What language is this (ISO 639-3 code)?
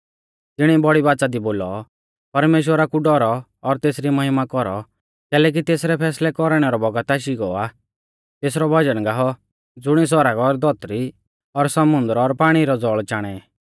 bfz